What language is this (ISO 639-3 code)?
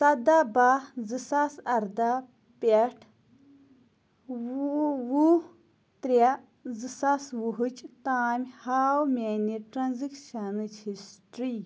kas